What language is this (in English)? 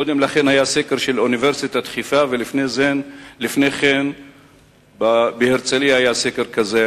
Hebrew